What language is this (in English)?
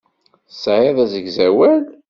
Kabyle